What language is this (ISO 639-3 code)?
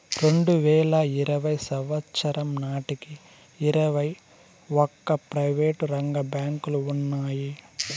tel